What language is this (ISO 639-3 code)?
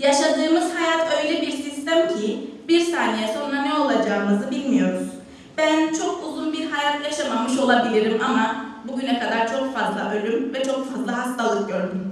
tur